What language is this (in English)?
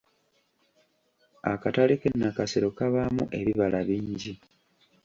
Ganda